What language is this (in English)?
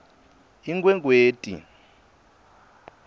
Swati